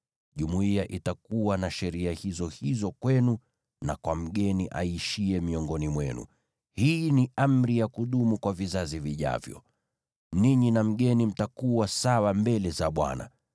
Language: Swahili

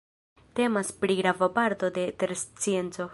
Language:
Esperanto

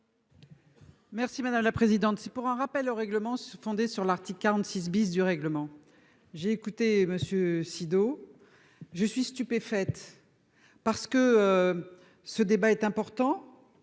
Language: French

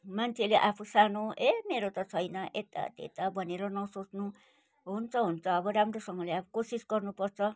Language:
Nepali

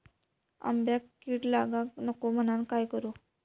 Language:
Marathi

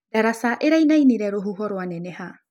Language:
Kikuyu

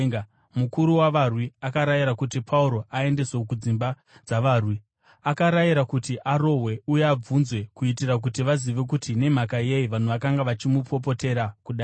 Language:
Shona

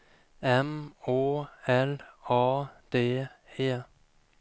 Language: Swedish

